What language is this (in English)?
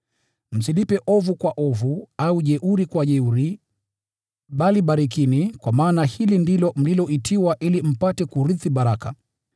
Swahili